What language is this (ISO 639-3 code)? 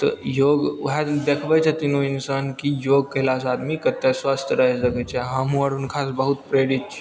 mai